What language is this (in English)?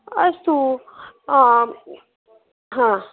Sanskrit